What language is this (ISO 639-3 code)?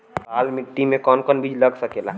bho